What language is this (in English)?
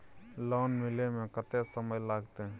Maithili